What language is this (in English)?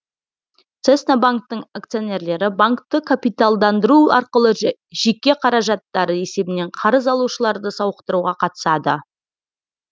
Kazakh